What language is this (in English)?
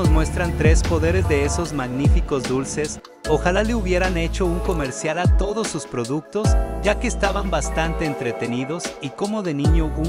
Spanish